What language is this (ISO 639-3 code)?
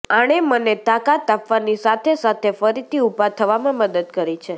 guj